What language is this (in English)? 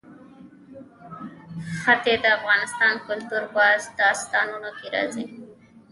Pashto